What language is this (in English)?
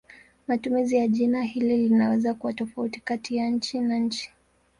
Swahili